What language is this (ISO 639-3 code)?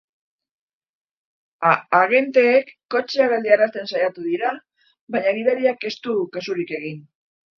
eus